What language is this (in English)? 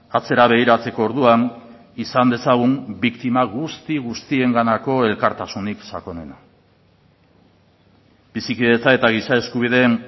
Basque